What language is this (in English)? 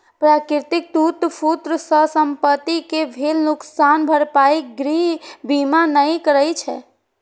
Maithili